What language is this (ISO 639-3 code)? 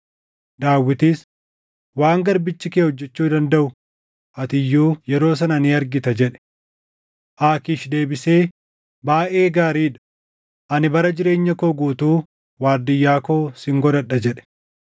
orm